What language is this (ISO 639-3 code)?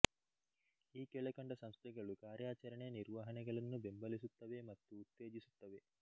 kan